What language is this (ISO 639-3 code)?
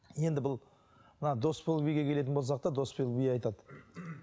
kaz